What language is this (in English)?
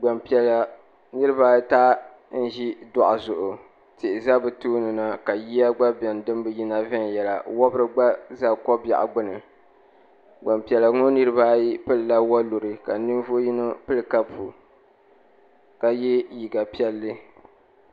Dagbani